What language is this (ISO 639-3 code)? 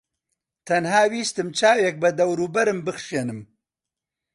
ckb